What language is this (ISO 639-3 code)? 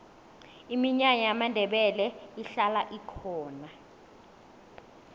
nbl